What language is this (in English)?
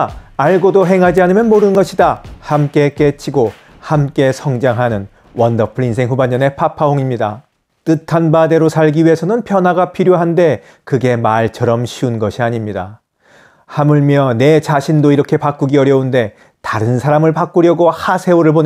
Korean